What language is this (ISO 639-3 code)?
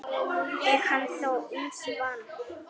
isl